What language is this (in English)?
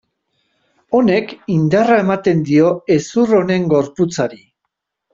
Basque